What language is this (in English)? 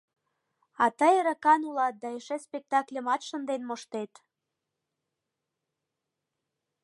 Mari